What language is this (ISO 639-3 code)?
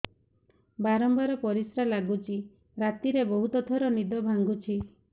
ori